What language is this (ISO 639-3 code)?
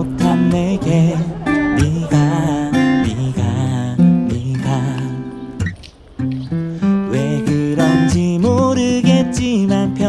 kor